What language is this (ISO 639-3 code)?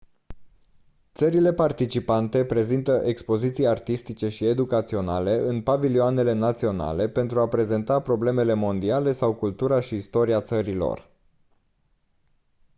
ron